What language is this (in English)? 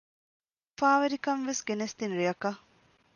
Divehi